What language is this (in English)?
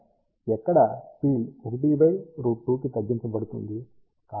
Telugu